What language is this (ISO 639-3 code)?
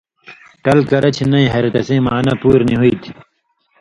mvy